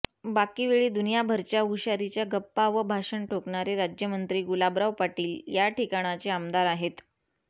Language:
Marathi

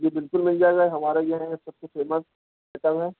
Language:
Urdu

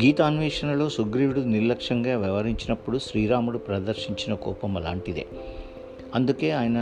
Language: Telugu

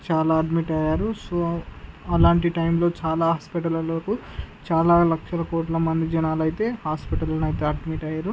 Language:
Telugu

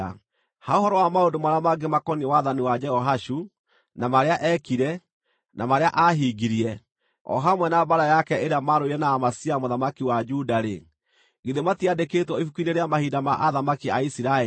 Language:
Kikuyu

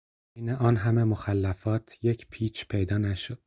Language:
Persian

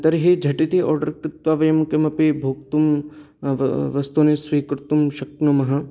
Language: Sanskrit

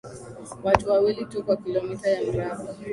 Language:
Swahili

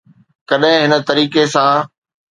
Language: Sindhi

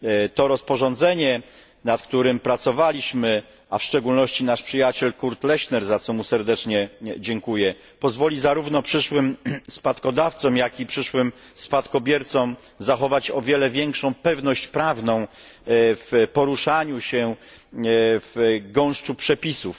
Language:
Polish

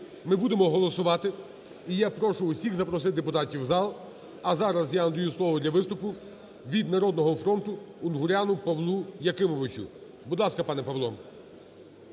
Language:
Ukrainian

